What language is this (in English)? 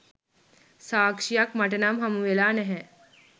Sinhala